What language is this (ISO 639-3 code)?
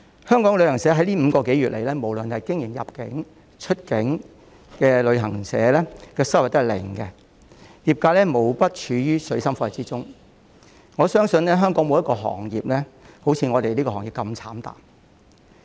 yue